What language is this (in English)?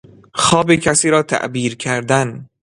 Persian